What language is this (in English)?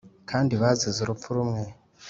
Kinyarwanda